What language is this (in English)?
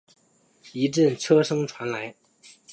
Chinese